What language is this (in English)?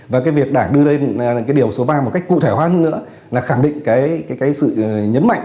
Vietnamese